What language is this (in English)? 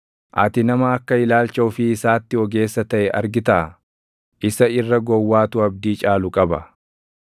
Oromo